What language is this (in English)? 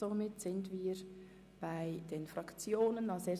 Swiss German